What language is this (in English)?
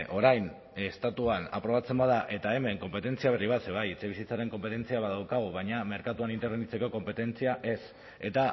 Basque